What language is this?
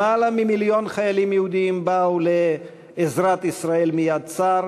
Hebrew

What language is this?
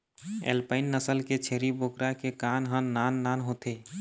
Chhattisgarhi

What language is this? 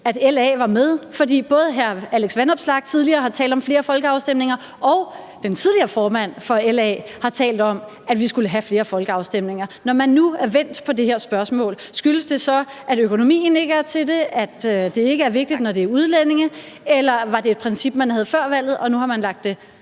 Danish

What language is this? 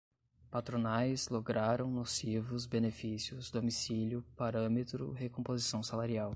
Portuguese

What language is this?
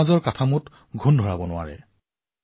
Assamese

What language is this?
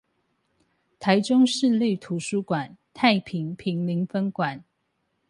Chinese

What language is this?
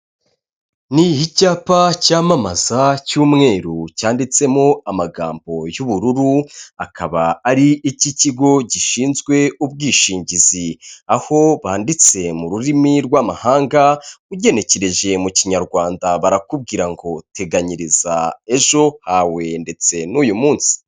Kinyarwanda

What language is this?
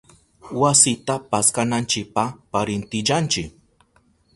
Southern Pastaza Quechua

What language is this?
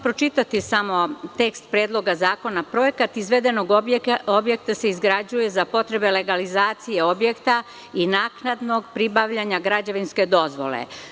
Serbian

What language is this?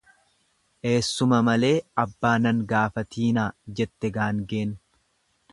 Oromo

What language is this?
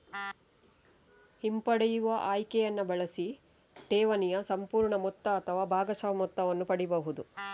Kannada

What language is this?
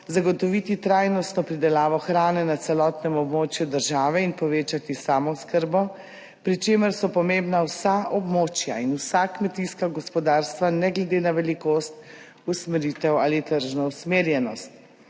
Slovenian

